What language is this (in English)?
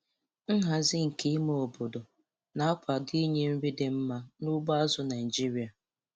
Igbo